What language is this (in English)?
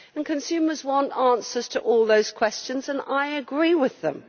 English